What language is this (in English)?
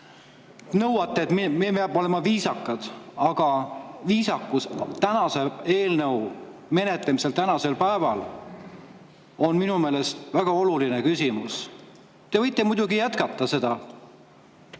Estonian